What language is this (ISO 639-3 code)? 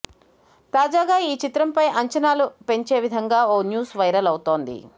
tel